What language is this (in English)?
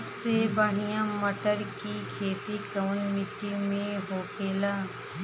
Bhojpuri